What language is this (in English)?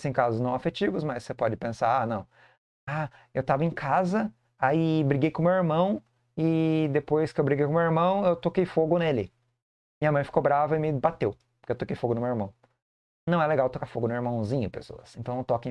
Portuguese